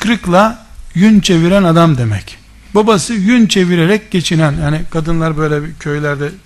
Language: Turkish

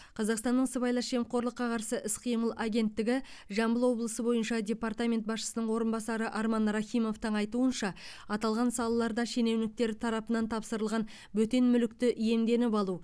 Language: Kazakh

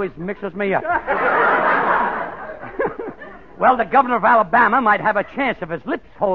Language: English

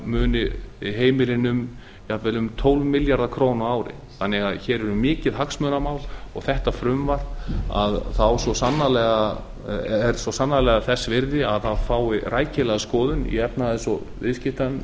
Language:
Icelandic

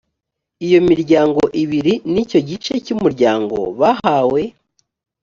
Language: Kinyarwanda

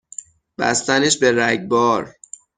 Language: Persian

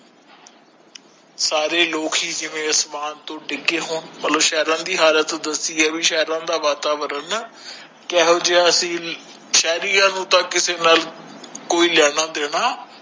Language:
Punjabi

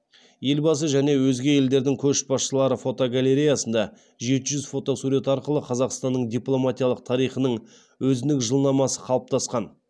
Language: Kazakh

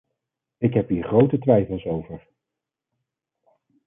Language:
Dutch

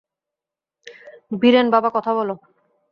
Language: Bangla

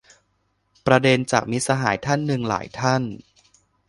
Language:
Thai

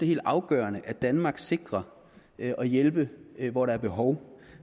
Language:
Danish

